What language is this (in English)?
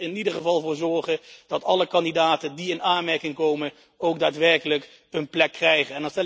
Dutch